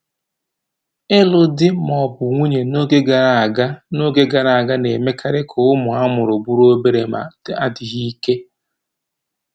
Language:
Igbo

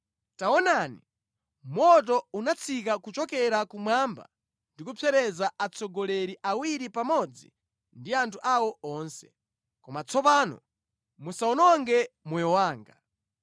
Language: Nyanja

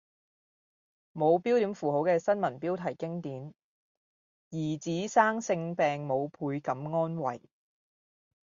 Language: Cantonese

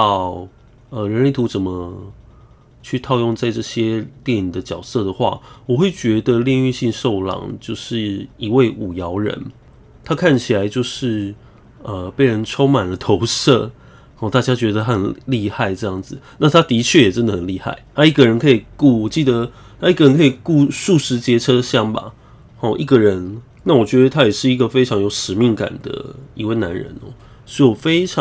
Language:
Chinese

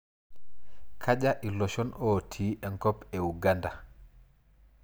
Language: Masai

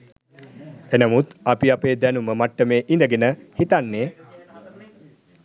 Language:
Sinhala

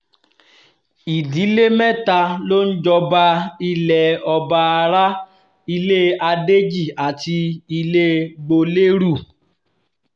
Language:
Yoruba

